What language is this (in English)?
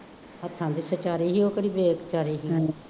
Punjabi